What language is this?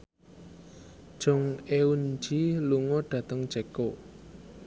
Javanese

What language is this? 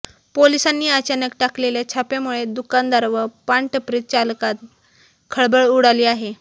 Marathi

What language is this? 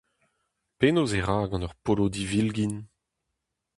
Breton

